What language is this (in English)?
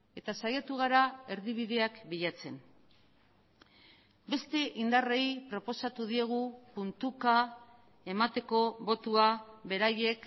Basque